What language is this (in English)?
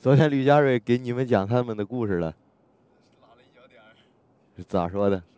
Chinese